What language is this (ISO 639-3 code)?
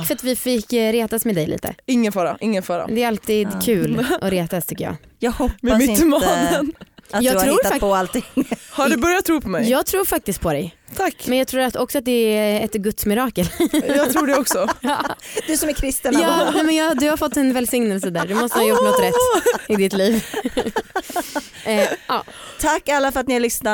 swe